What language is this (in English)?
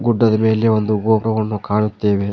Kannada